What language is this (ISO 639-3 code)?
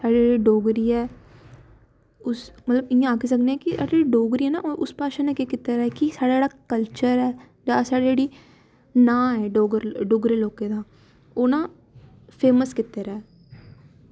doi